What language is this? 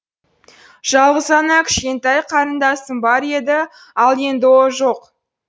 Kazakh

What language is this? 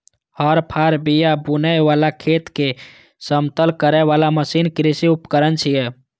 Maithili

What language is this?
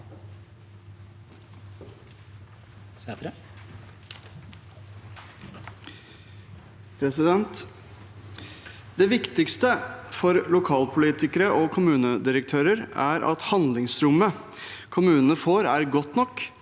Norwegian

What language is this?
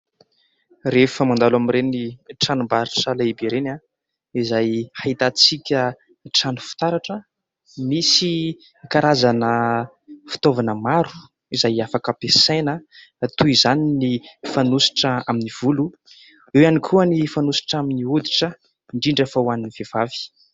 Malagasy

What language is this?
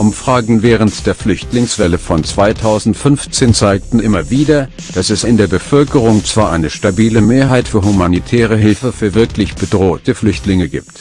German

